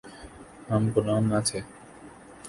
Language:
Urdu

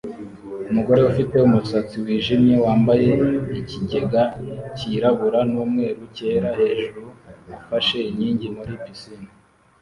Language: Kinyarwanda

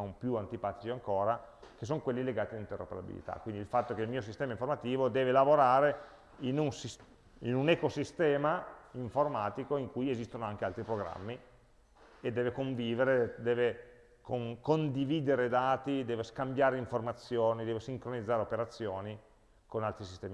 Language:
Italian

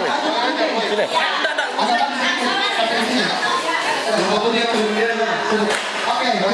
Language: Indonesian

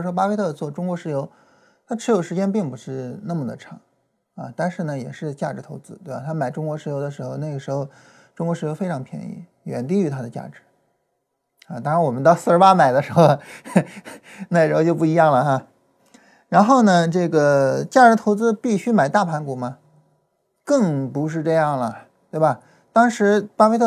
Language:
Chinese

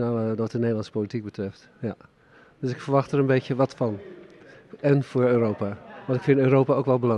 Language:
Dutch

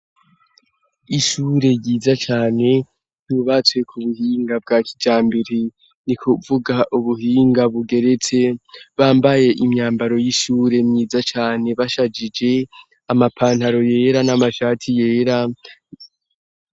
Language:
Rundi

